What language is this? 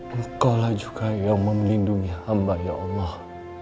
Indonesian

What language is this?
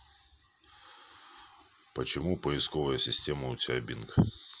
Russian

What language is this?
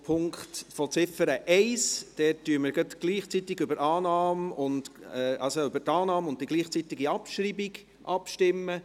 Swiss German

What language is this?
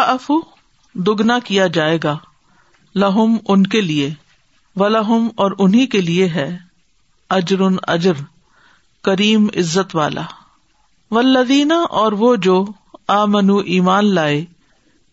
Urdu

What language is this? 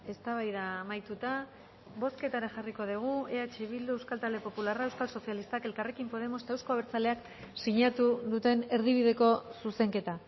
Basque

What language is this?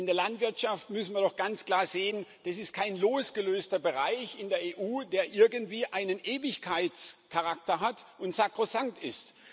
German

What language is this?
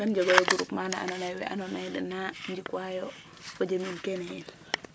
Serer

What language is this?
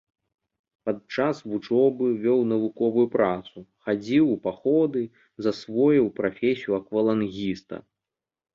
Belarusian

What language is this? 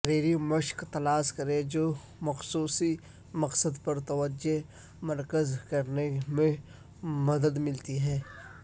Urdu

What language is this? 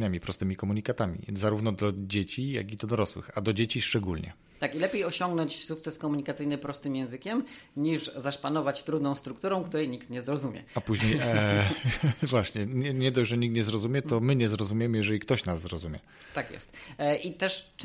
Polish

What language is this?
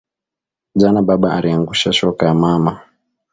Swahili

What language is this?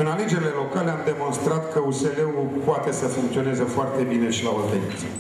Romanian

